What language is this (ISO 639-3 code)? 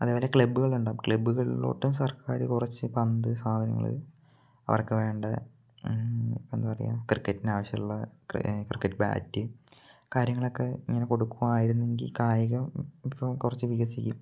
mal